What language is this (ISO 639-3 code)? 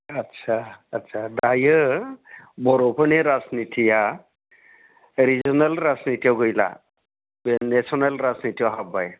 brx